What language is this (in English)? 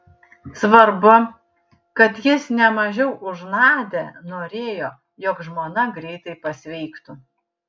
Lithuanian